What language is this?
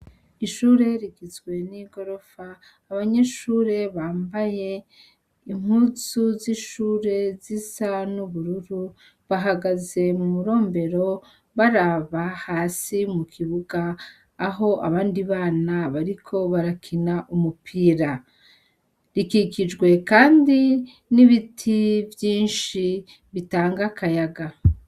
Rundi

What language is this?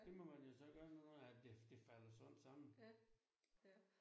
Danish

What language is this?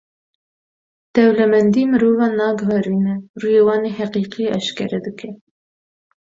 Kurdish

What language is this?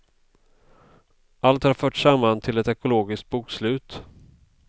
Swedish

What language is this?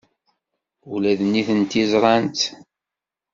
Kabyle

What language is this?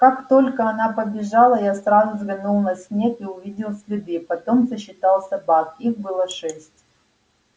Russian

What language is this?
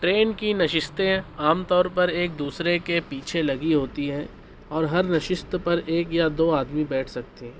Urdu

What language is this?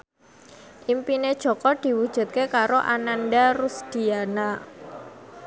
Javanese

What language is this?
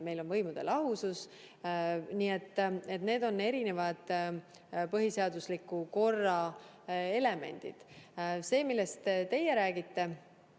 Estonian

